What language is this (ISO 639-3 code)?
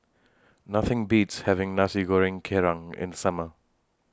eng